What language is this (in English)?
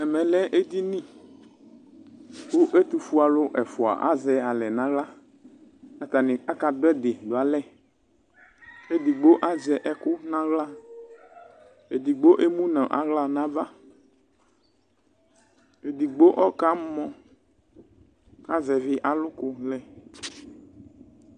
Ikposo